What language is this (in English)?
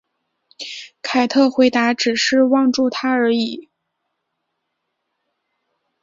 Chinese